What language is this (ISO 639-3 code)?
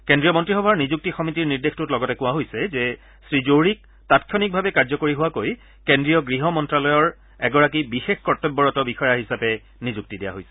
asm